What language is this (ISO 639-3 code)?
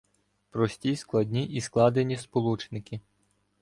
ukr